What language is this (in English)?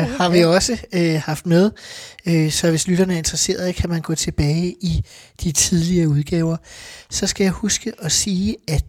Danish